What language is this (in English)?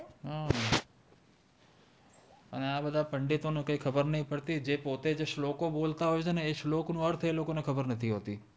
Gujarati